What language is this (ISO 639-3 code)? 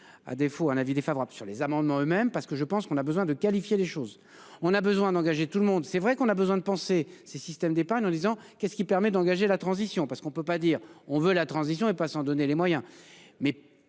fra